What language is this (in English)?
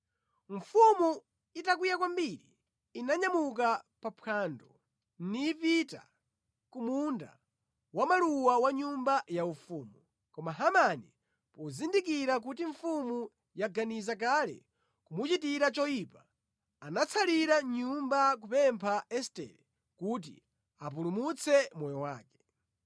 Nyanja